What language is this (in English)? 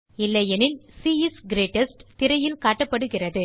Tamil